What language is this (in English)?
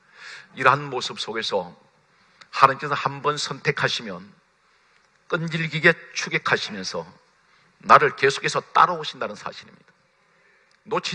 Korean